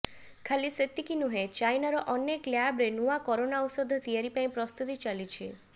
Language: Odia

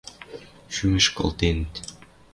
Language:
Western Mari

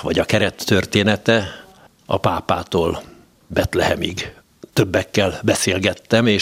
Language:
Hungarian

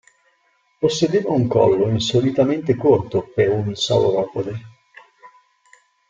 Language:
Italian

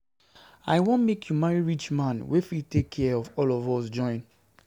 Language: Nigerian Pidgin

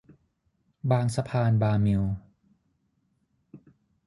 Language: Thai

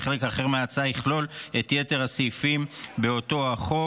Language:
Hebrew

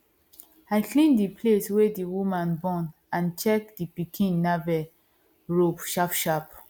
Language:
Nigerian Pidgin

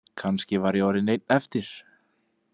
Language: Icelandic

